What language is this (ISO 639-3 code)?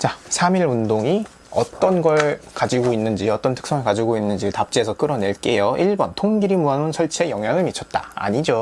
kor